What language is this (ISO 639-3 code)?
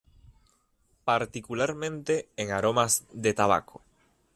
spa